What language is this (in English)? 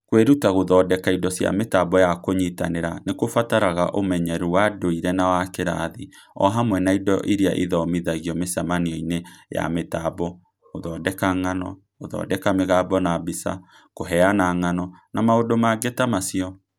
Kikuyu